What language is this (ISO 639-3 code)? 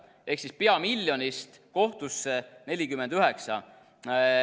est